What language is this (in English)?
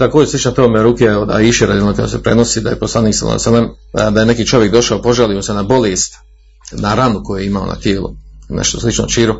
Croatian